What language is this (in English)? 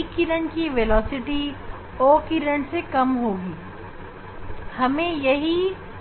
Hindi